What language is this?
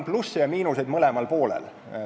Estonian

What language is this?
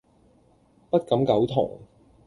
Cantonese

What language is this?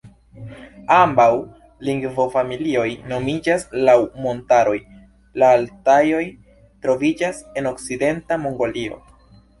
Esperanto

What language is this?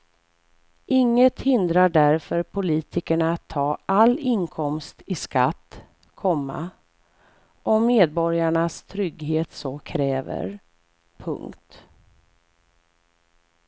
Swedish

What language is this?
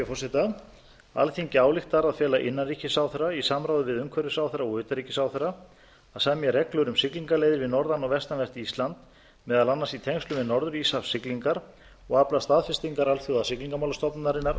Icelandic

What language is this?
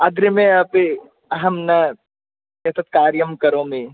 Sanskrit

